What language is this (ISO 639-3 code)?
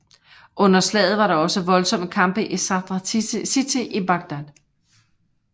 dan